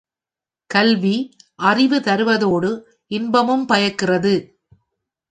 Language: Tamil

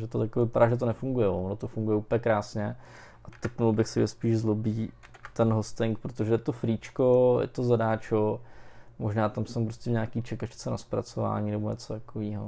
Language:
Czech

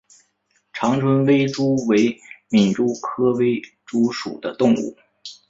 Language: Chinese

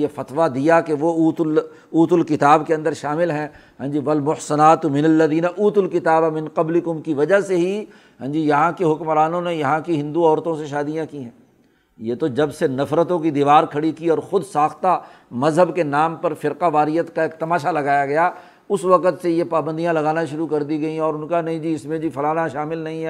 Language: Urdu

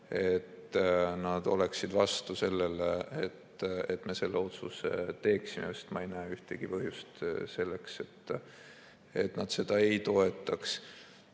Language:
Estonian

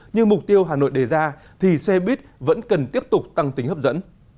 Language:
Vietnamese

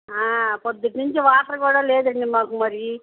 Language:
Telugu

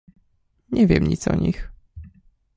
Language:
Polish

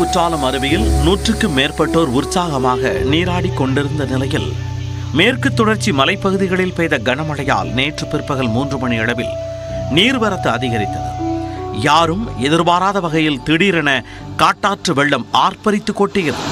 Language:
Tamil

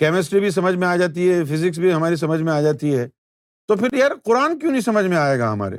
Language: Urdu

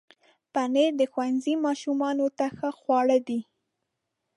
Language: Pashto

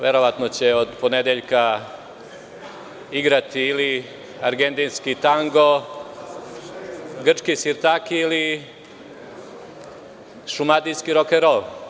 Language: Serbian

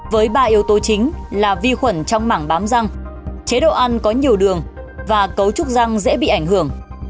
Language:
Vietnamese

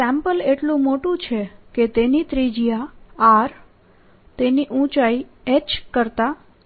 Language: Gujarati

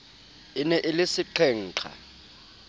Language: Southern Sotho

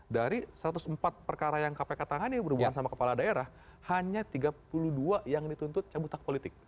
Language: Indonesian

